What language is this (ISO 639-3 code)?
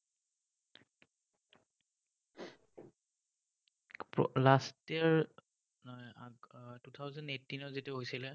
asm